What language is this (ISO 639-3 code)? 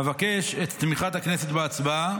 heb